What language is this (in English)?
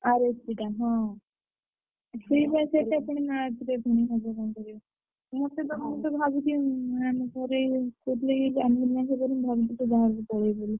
Odia